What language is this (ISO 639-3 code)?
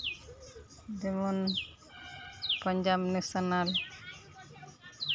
sat